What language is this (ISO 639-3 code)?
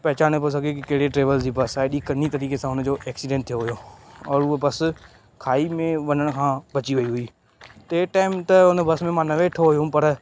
snd